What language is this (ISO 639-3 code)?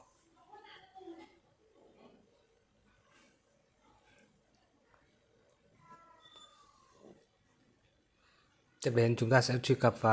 vie